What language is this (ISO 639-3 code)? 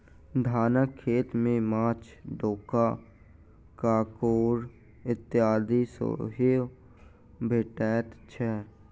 mai